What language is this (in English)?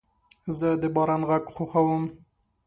Pashto